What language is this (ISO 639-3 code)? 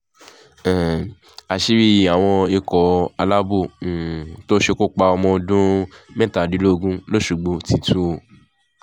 yor